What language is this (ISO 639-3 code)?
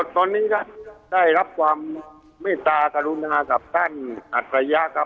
tha